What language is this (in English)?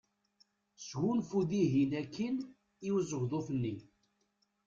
Kabyle